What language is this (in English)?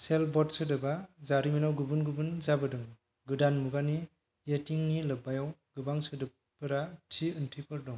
Bodo